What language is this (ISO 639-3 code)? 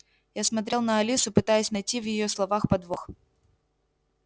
rus